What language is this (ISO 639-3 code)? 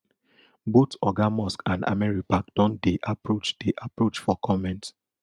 pcm